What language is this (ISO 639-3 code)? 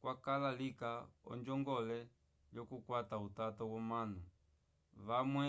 umb